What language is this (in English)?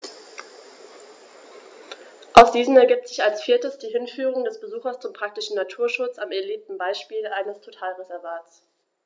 German